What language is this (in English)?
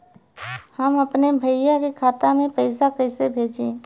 Bhojpuri